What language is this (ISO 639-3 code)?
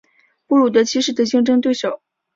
zho